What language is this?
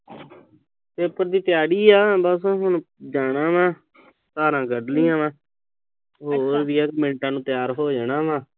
Punjabi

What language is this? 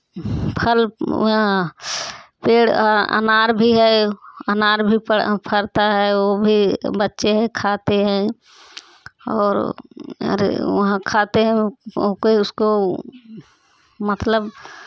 Hindi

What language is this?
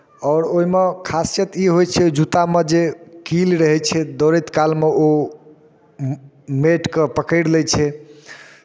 Maithili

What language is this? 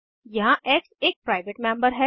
Hindi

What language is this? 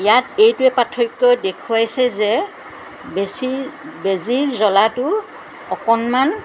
Assamese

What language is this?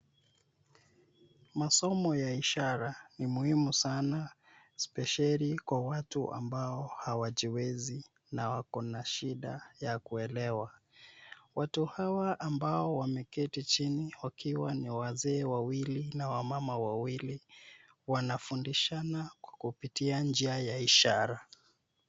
Swahili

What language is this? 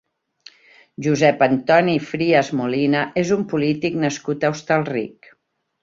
Catalan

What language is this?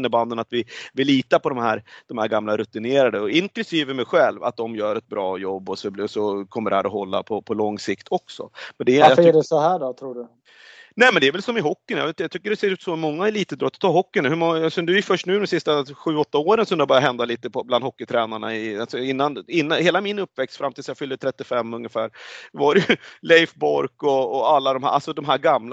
Swedish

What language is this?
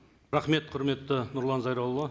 Kazakh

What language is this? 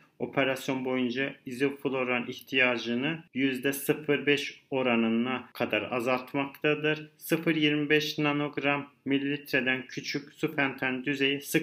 Turkish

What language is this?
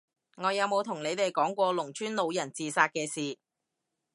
Cantonese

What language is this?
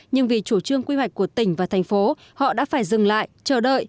Vietnamese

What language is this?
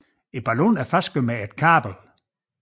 Danish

